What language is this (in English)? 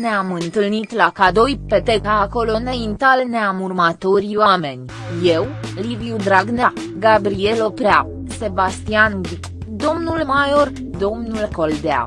Romanian